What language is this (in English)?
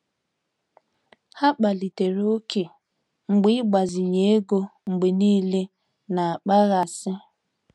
Igbo